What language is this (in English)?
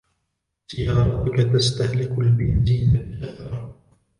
Arabic